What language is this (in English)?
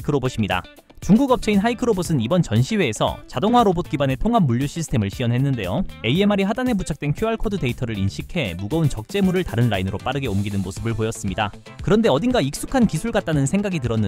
Korean